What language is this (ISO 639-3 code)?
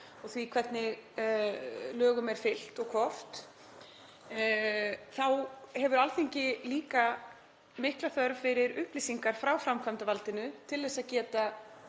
isl